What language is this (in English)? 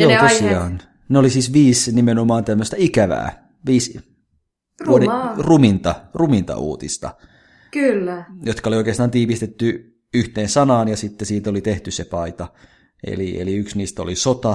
Finnish